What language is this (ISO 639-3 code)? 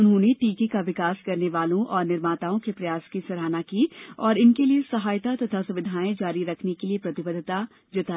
hin